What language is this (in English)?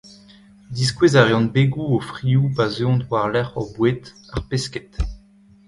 Breton